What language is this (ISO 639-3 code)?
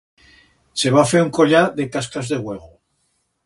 arg